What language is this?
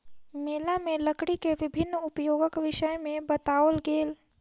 Maithili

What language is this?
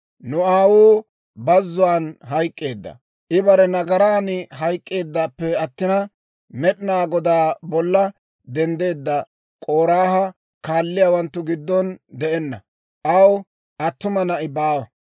Dawro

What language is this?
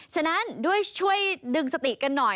Thai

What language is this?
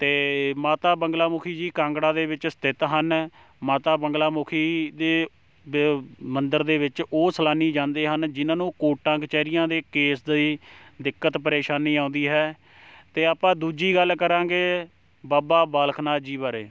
Punjabi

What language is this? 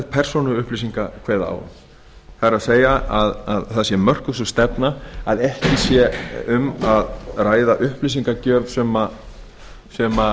Icelandic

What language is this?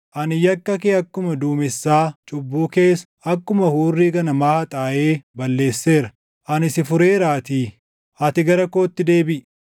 Oromo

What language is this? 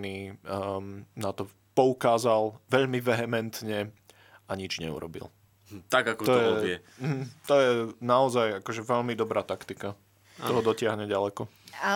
Slovak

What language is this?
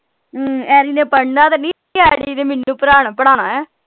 Punjabi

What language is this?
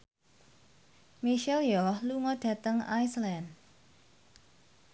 Javanese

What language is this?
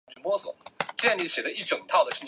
Chinese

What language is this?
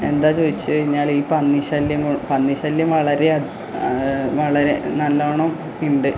Malayalam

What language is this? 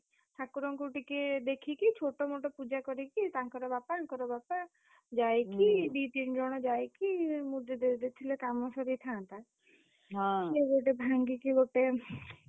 Odia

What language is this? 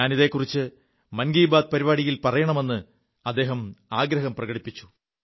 Malayalam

